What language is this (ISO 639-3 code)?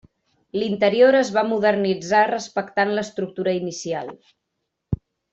cat